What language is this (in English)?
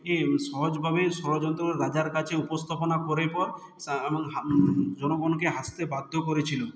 Bangla